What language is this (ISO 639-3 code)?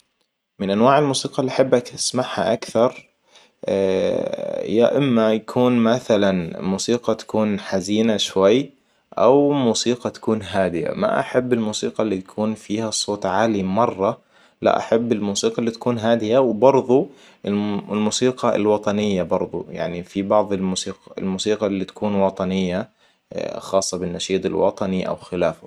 acw